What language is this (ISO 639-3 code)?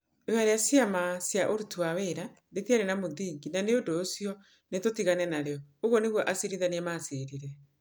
kik